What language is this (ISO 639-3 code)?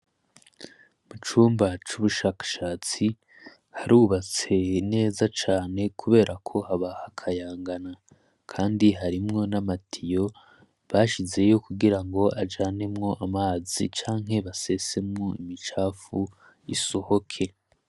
run